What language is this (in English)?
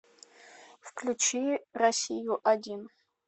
Russian